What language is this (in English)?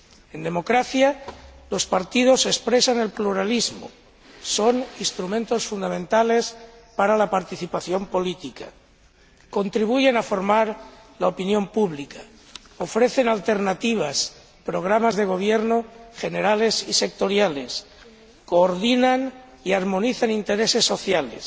Spanish